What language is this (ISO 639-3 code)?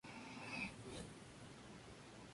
spa